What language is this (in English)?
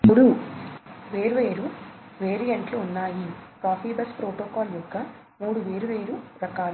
Telugu